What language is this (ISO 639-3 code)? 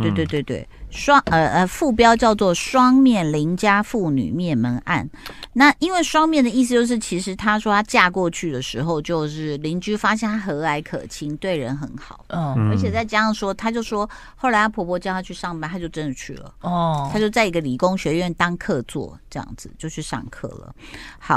zho